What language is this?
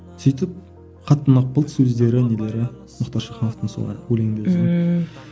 Kazakh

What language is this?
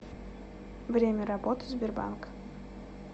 Russian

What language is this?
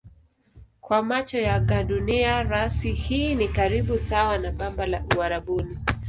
Swahili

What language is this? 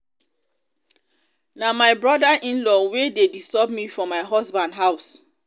Nigerian Pidgin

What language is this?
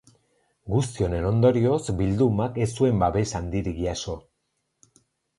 Basque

